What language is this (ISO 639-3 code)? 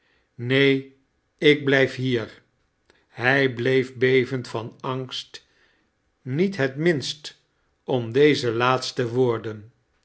nld